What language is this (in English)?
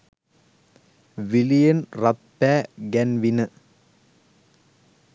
Sinhala